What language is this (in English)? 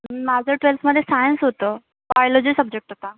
Marathi